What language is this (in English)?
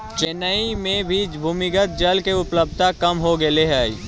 Magahi